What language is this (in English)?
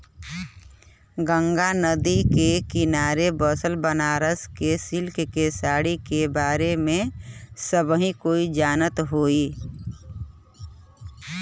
Bhojpuri